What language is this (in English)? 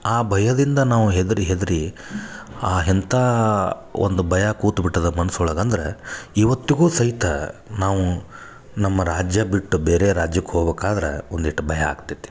Kannada